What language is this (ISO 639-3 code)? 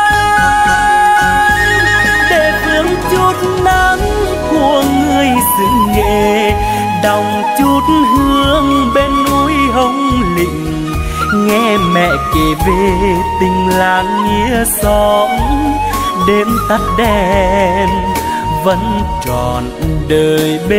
vie